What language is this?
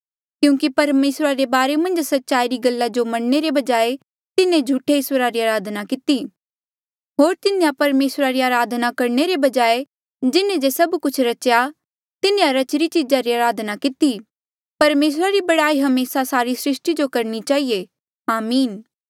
Mandeali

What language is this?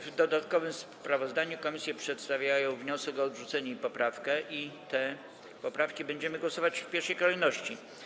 Polish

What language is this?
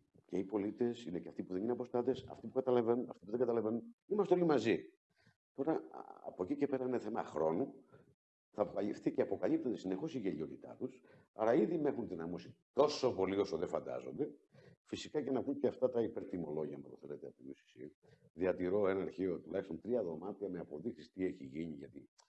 Greek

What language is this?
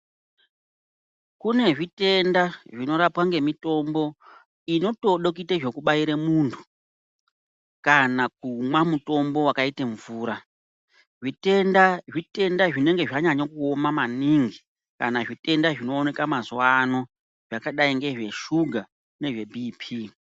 Ndau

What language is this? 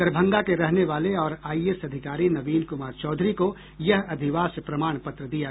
Hindi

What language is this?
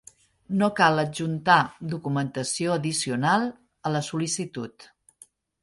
Catalan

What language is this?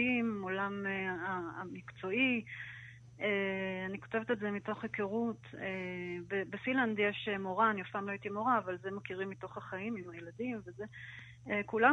Hebrew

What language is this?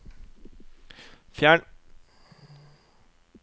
Norwegian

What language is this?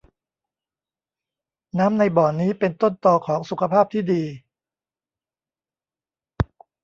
Thai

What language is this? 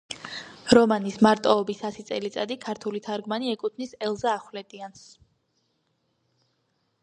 Georgian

